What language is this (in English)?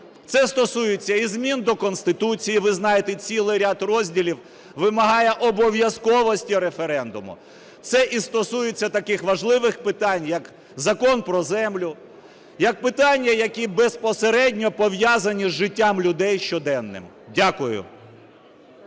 Ukrainian